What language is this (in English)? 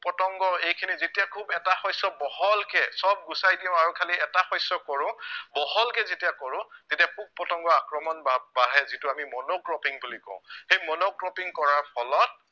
Assamese